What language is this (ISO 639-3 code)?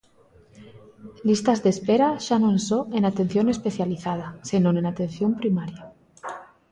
glg